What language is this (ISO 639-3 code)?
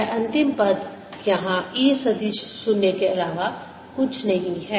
hin